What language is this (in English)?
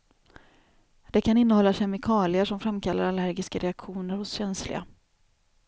Swedish